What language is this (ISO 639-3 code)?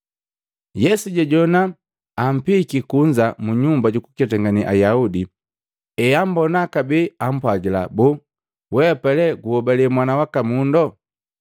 mgv